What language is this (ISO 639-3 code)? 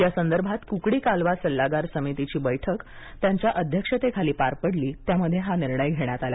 mar